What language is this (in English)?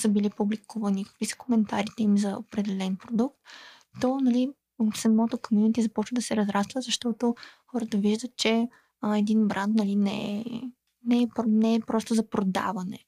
Bulgarian